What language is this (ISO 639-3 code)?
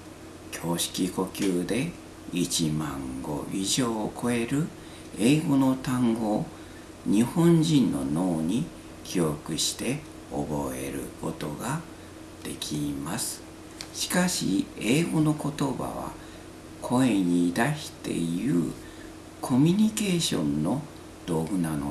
jpn